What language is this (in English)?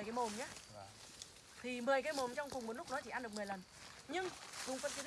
Vietnamese